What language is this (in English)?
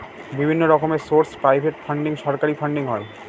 Bangla